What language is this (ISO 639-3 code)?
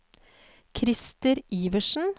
nor